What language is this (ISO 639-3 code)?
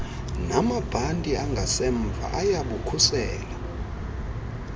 xho